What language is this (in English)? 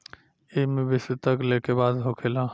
Bhojpuri